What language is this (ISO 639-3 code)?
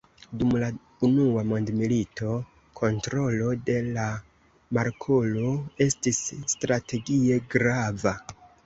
epo